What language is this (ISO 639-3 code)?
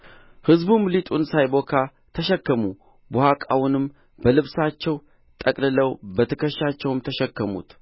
amh